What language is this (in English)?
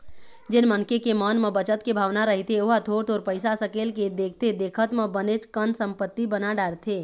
Chhattisgarhi